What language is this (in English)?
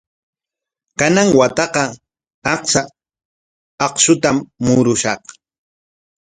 Corongo Ancash Quechua